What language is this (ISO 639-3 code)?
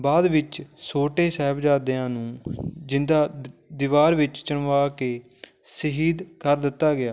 pan